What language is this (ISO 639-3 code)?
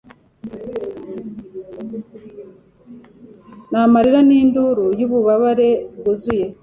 kin